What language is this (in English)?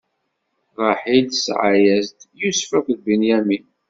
Kabyle